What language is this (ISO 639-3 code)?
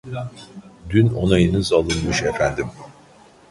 tur